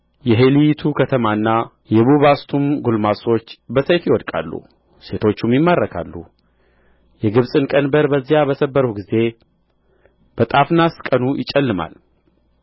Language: Amharic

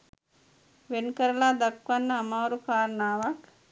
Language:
Sinhala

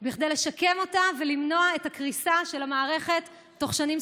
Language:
Hebrew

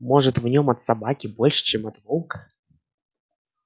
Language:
Russian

